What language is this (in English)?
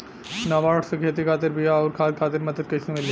Bhojpuri